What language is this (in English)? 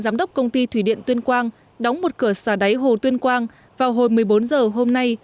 Vietnamese